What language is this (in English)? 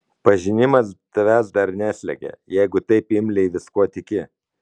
Lithuanian